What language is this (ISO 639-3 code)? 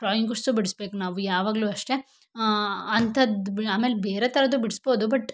kan